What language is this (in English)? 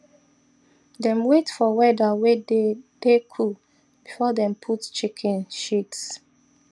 Nigerian Pidgin